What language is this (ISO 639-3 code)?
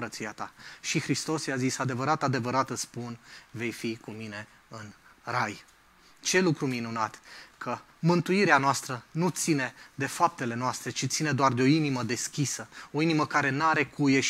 ron